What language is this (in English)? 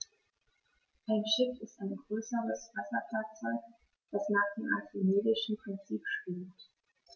German